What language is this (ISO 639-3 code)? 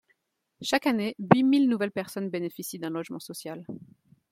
fra